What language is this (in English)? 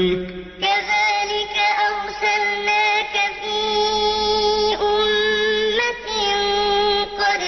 Arabic